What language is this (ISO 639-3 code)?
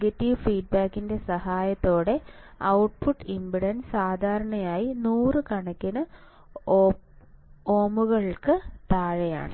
mal